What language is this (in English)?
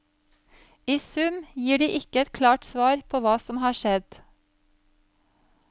Norwegian